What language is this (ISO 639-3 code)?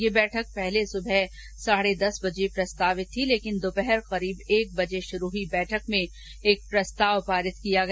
hin